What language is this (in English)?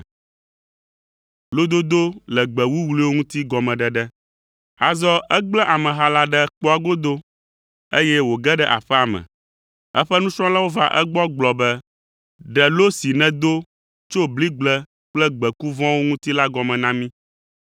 Ewe